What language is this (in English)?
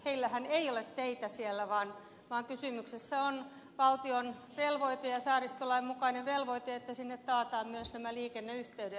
Finnish